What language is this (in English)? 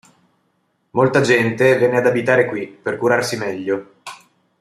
Italian